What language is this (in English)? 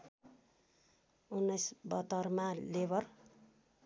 Nepali